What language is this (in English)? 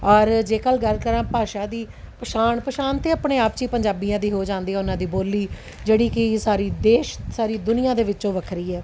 Punjabi